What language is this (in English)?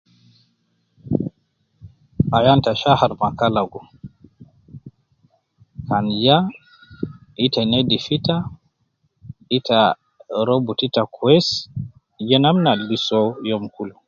Nubi